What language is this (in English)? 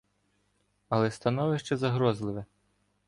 Ukrainian